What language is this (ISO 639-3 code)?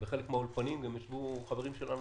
heb